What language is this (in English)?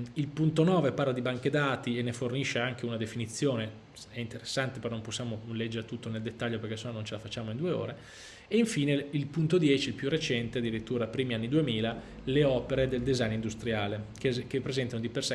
Italian